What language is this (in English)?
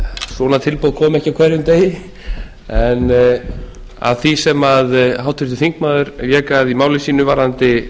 Icelandic